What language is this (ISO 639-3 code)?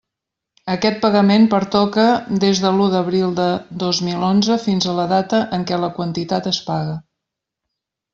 cat